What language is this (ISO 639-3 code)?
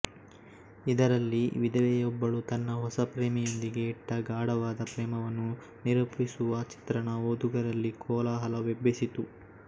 kan